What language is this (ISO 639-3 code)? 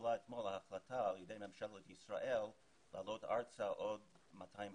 heb